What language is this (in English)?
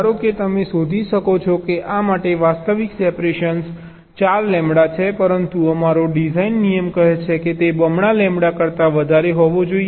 Gujarati